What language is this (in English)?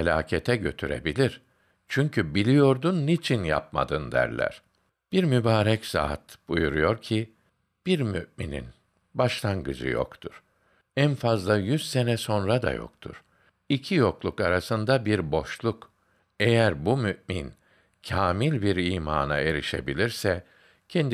Turkish